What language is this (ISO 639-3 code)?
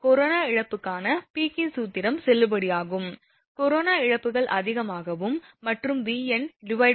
tam